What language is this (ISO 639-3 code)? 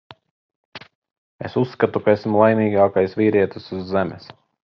lav